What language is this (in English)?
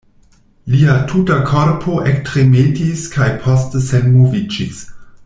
Esperanto